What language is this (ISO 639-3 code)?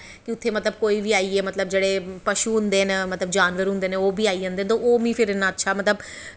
doi